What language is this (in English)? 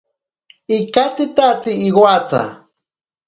Ashéninka Perené